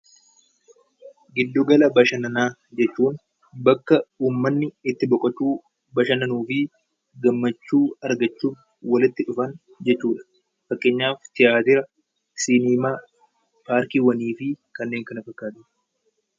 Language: Oromo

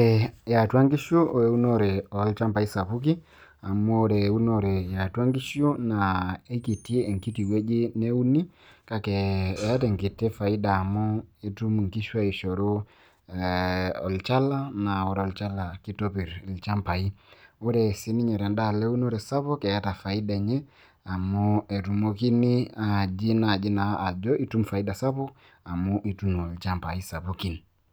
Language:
Masai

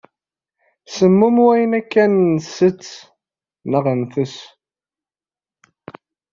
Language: Kabyle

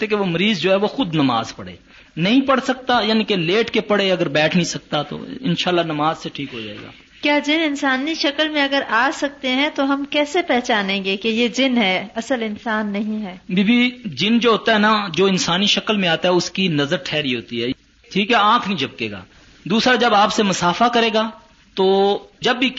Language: Urdu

